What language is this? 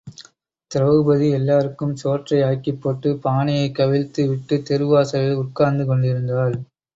Tamil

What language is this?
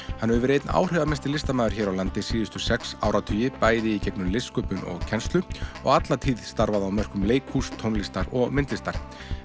Icelandic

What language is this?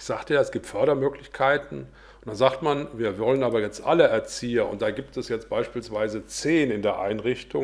German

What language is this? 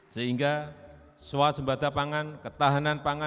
Indonesian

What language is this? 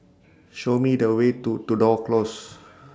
English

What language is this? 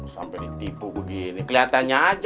Indonesian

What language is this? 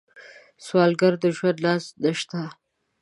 Pashto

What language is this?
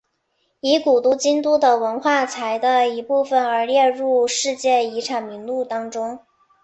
Chinese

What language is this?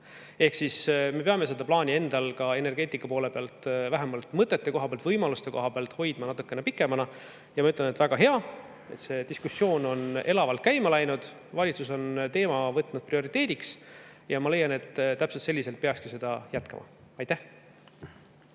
Estonian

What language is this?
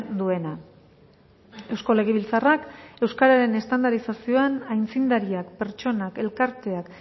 Basque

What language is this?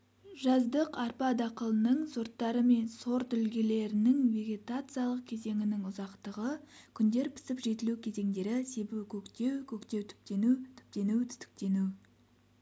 Kazakh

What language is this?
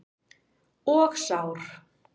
Icelandic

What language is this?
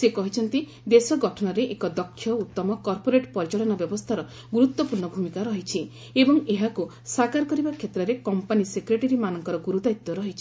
Odia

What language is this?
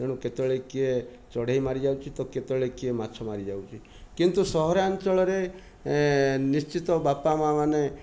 Odia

